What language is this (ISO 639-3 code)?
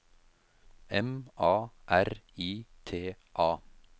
nor